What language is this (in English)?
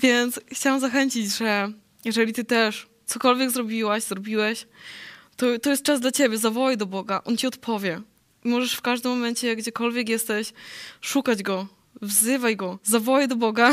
Polish